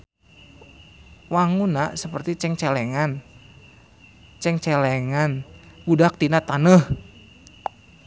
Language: Sundanese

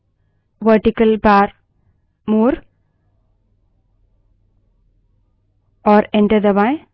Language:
Hindi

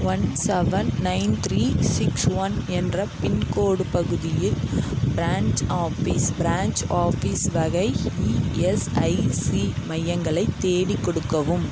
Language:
Tamil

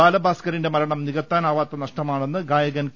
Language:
Malayalam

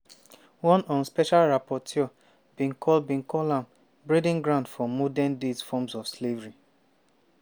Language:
Nigerian Pidgin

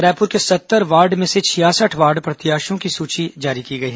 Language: Hindi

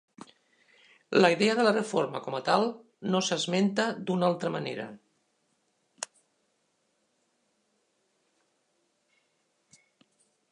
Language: Catalan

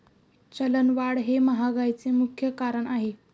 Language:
Marathi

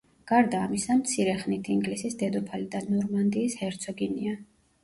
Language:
Georgian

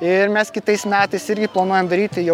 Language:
Lithuanian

